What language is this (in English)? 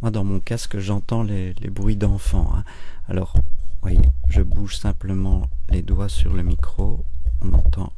French